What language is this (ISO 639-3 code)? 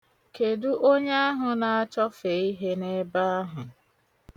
ibo